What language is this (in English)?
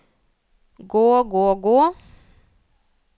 Norwegian